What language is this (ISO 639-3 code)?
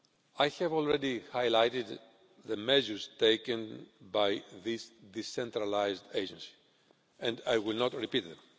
eng